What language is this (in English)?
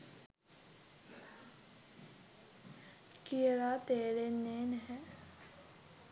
Sinhala